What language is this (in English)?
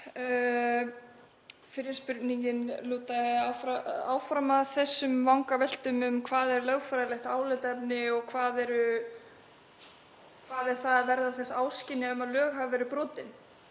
Icelandic